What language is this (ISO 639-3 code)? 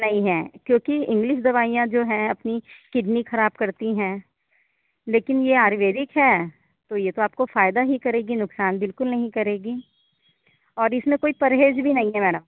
hin